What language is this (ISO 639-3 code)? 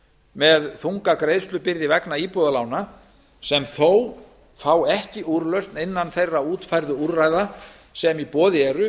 isl